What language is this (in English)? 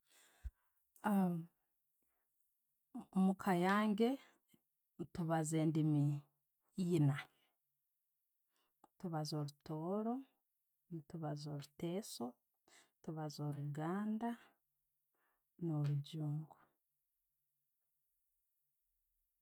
Tooro